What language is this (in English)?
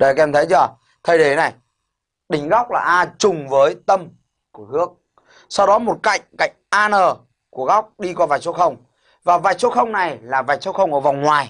Vietnamese